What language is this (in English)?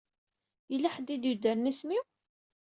Kabyle